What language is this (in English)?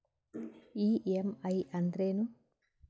Kannada